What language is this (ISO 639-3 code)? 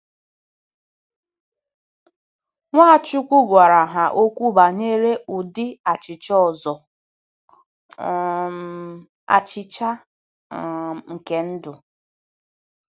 ibo